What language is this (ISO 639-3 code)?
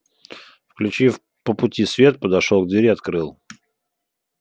rus